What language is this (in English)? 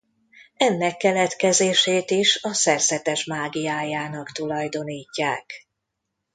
Hungarian